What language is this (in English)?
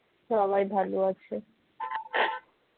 Bangla